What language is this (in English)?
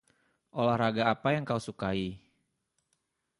Indonesian